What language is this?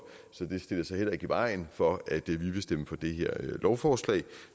Danish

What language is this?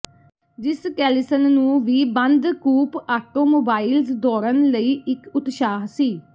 Punjabi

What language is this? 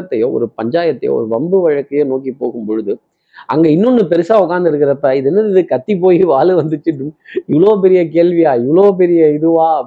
Tamil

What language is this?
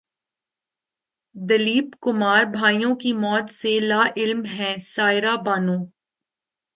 Urdu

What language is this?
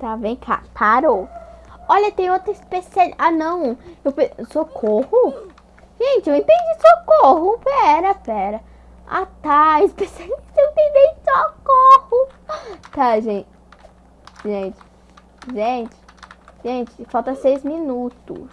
Portuguese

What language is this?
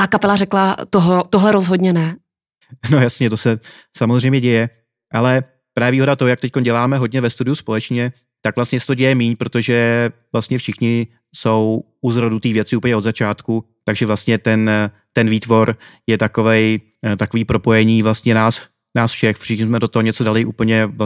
Czech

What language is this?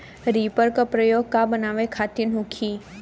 Bhojpuri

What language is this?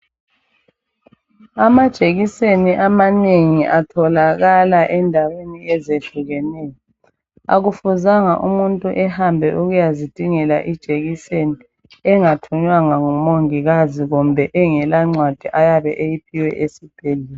North Ndebele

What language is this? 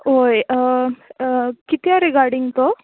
Konkani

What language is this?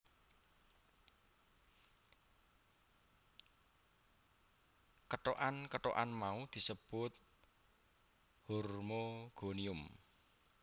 Javanese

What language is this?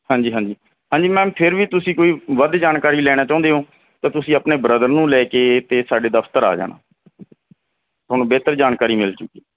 Punjabi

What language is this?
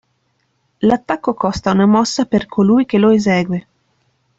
Italian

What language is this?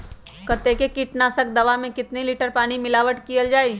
Magahi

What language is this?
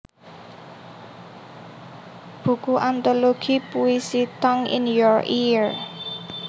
Javanese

